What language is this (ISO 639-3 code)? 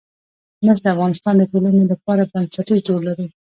pus